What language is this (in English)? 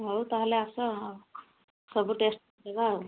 Odia